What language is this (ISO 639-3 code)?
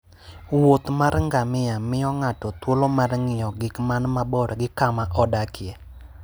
luo